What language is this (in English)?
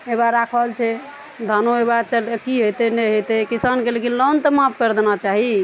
Maithili